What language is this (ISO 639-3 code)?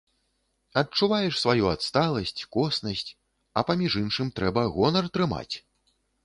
bel